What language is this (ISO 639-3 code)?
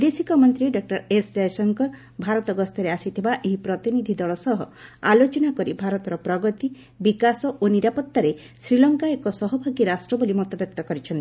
ori